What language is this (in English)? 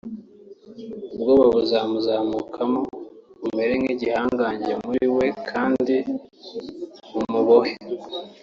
Kinyarwanda